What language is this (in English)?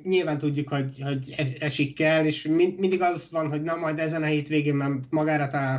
Hungarian